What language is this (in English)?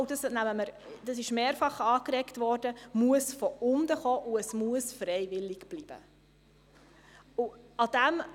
Swiss German